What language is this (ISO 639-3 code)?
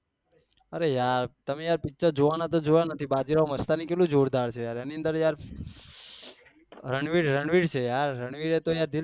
guj